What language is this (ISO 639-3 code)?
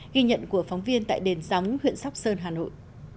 vie